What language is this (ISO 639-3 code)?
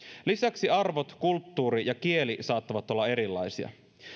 fin